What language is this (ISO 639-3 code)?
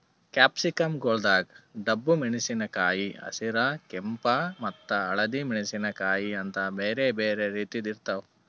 kan